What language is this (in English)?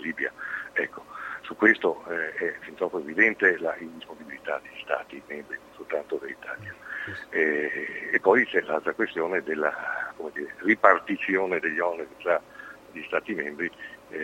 Italian